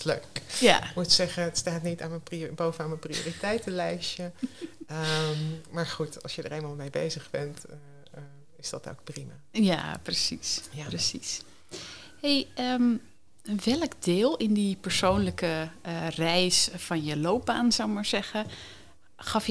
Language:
Dutch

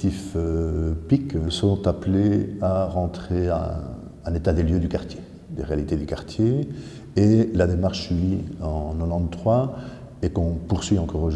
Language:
French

